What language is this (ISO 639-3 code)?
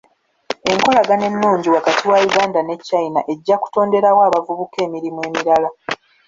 lug